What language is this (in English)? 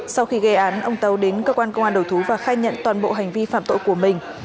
Vietnamese